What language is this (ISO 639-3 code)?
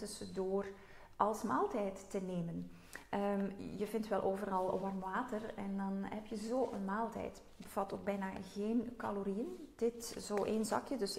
nld